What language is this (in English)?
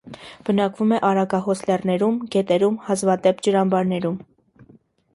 Armenian